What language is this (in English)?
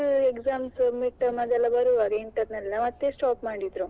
Kannada